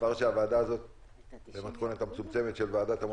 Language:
Hebrew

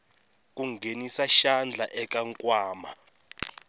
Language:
Tsonga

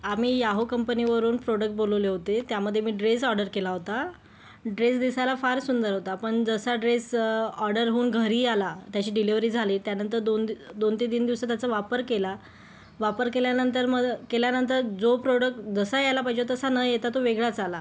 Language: Marathi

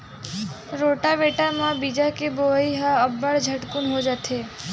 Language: Chhattisgarhi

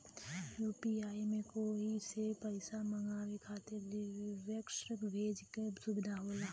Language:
Bhojpuri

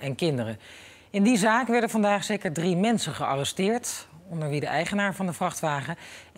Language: Dutch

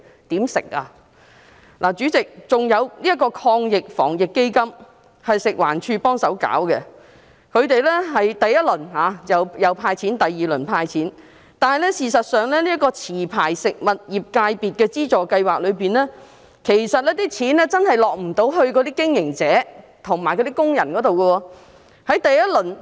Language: Cantonese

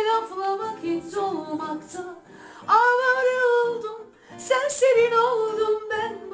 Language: Turkish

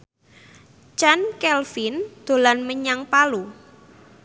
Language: Javanese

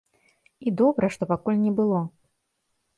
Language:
Belarusian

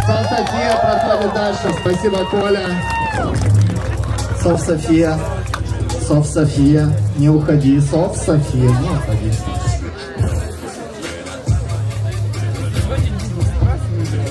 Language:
Russian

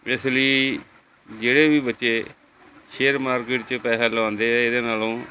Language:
Punjabi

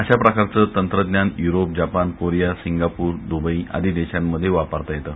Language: Marathi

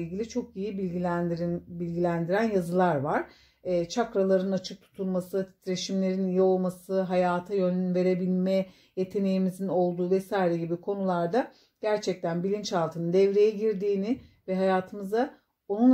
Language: Turkish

